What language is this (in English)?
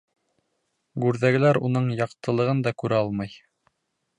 Bashkir